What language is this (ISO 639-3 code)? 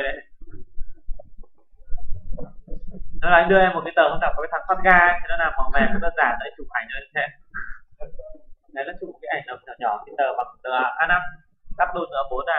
vie